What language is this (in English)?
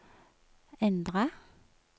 Norwegian